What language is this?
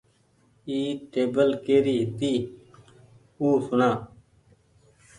Goaria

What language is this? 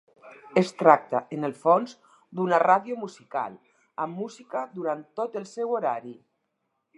Catalan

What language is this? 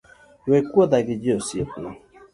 Luo (Kenya and Tanzania)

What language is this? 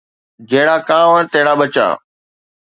Sindhi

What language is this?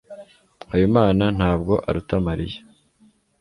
Kinyarwanda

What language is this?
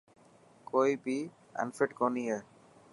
Dhatki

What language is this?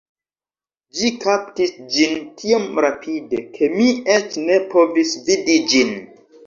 Esperanto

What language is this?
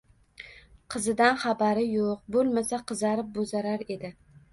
Uzbek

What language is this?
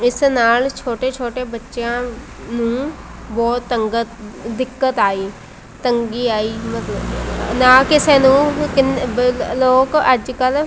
Punjabi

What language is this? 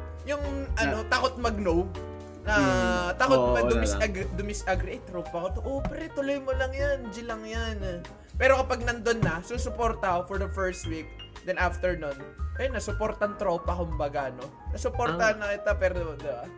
Filipino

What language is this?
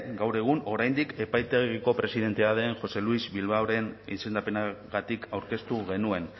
Basque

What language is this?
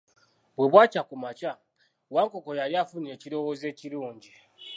Ganda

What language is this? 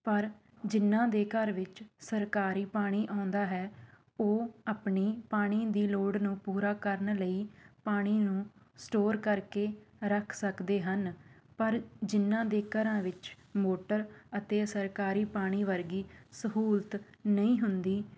Punjabi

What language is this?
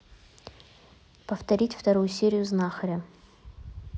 Russian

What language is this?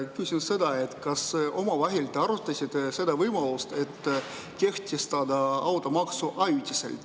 Estonian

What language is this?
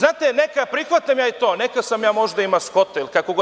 Serbian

